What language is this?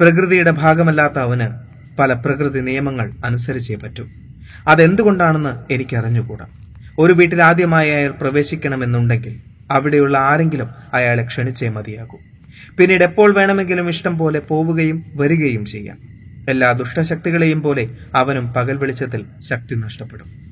Malayalam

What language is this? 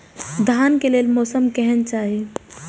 Maithili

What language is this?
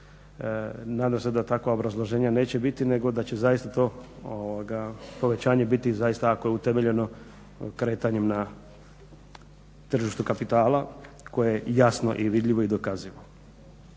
Croatian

